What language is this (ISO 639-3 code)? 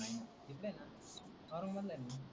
mar